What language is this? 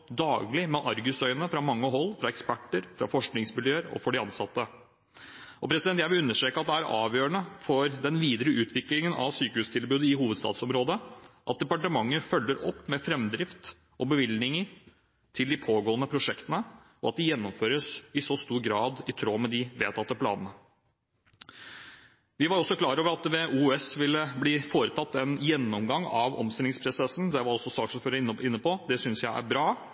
Norwegian Bokmål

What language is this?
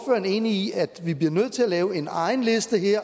Danish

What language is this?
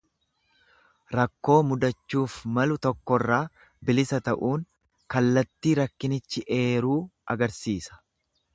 Oromo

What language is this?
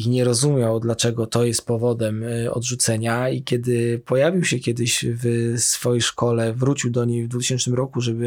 Polish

